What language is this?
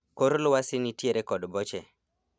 Luo (Kenya and Tanzania)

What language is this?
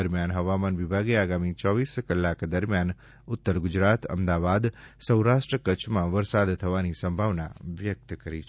Gujarati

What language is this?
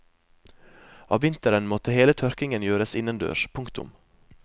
Norwegian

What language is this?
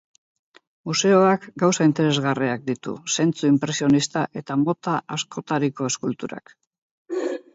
Basque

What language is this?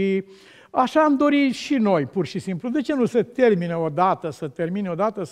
Romanian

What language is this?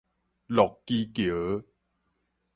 Min Nan Chinese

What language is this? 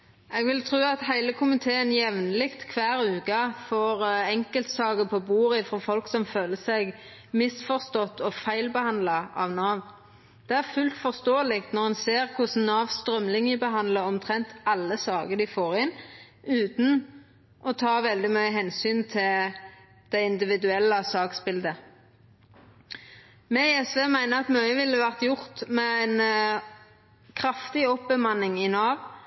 Norwegian Nynorsk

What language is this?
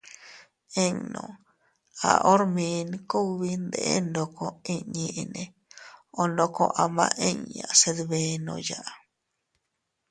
Teutila Cuicatec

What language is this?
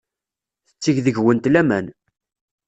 Kabyle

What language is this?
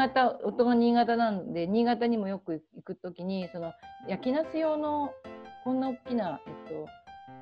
Japanese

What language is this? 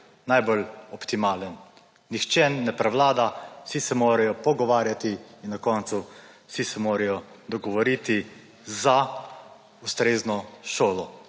Slovenian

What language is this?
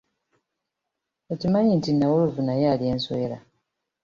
Ganda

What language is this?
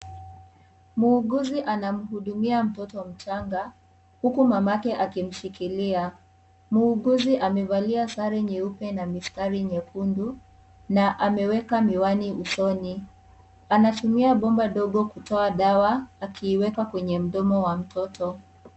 Swahili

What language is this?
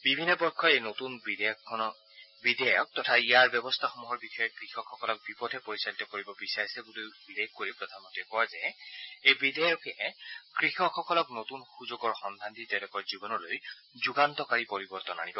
Assamese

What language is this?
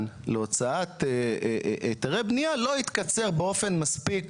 Hebrew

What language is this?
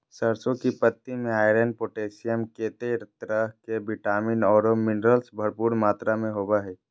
Magahi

